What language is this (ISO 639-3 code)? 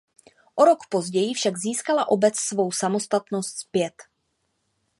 ces